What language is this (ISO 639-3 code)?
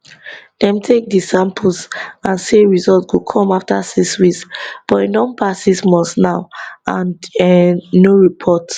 pcm